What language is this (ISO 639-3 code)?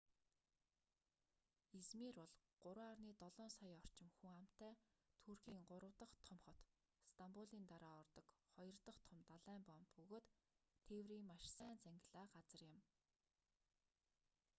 mon